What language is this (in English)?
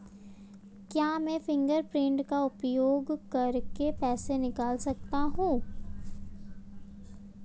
Hindi